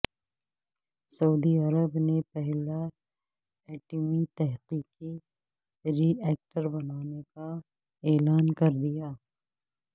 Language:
Urdu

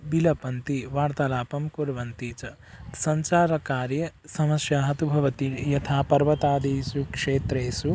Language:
Sanskrit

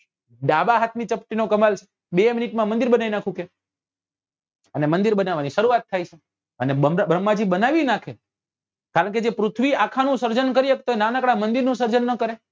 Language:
Gujarati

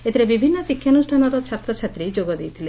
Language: Odia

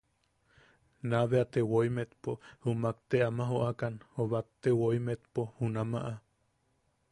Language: Yaqui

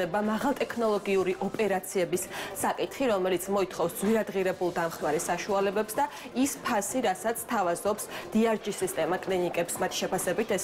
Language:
Romanian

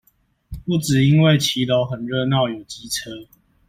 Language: Chinese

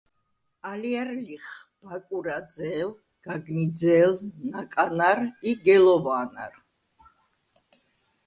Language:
Svan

